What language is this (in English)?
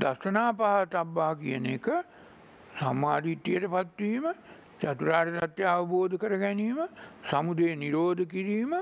Hindi